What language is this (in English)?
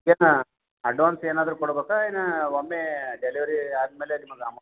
Kannada